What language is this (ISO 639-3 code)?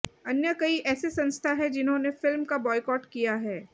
hin